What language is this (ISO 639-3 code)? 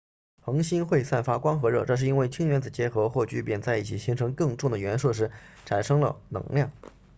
zho